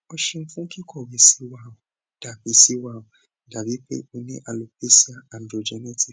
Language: Yoruba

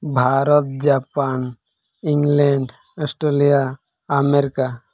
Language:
Santali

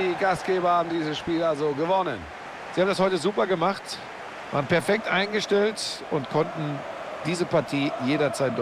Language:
German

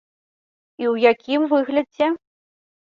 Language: Belarusian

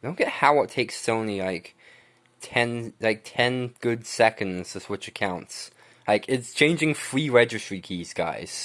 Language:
English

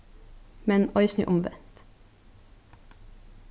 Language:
Faroese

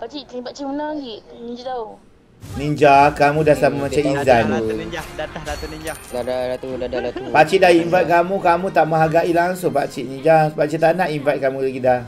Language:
Malay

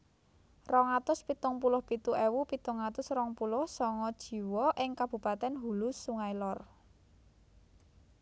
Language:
Javanese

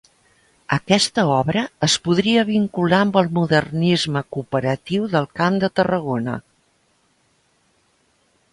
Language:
Catalan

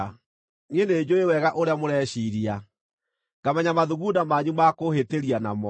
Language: Kikuyu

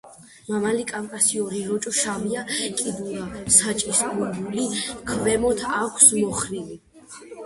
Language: Georgian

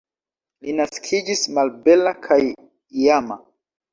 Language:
Esperanto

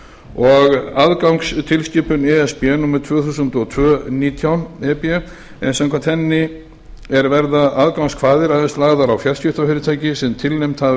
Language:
Icelandic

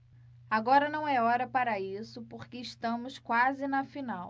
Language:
Portuguese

